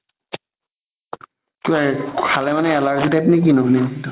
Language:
Assamese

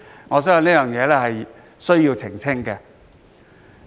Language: Cantonese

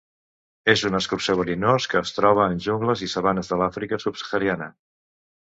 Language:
Catalan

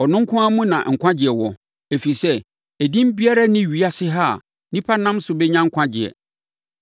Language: Akan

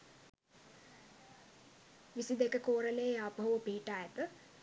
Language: Sinhala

